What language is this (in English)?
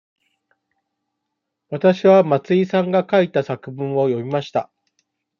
Japanese